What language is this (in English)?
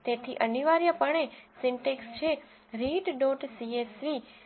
Gujarati